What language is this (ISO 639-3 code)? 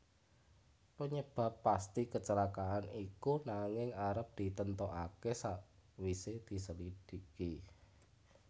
jav